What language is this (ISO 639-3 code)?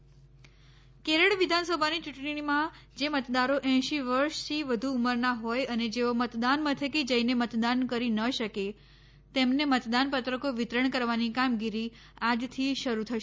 guj